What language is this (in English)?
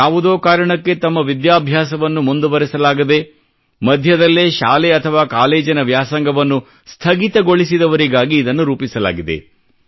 Kannada